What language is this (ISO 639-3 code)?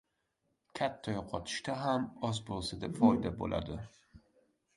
uzb